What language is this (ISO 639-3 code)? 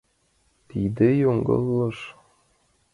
chm